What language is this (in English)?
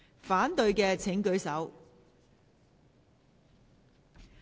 Cantonese